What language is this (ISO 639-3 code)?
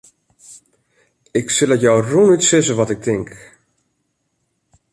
fry